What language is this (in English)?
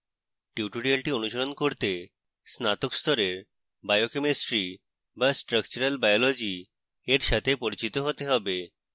Bangla